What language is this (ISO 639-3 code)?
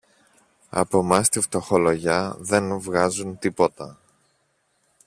ell